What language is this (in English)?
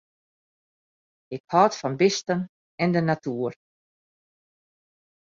Western Frisian